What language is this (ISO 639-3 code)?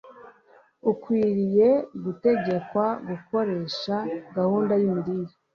kin